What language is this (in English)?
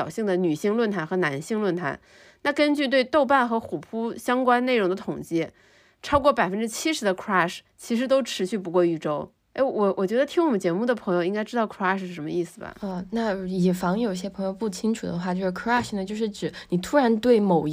Chinese